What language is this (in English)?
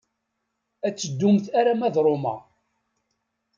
Kabyle